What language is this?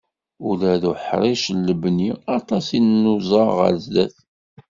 Kabyle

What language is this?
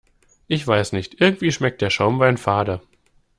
German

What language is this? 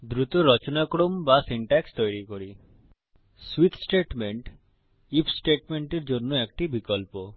Bangla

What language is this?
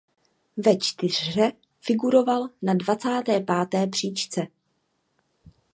Czech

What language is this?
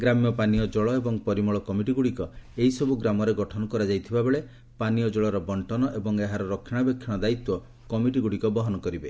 Odia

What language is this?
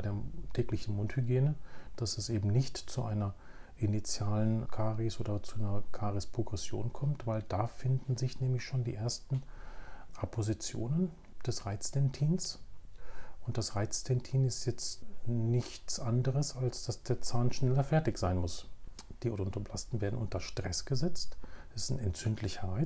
German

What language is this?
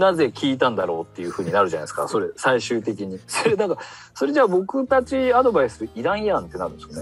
Japanese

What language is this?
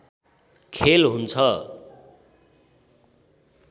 Nepali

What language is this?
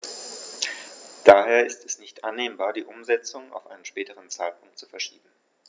German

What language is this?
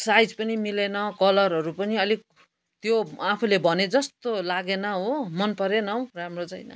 Nepali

